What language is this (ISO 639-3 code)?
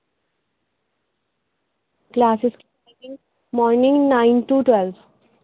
urd